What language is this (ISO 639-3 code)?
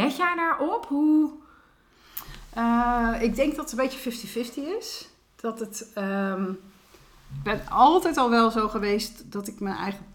nld